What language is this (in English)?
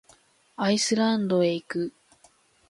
Japanese